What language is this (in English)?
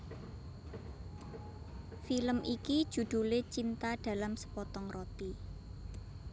Javanese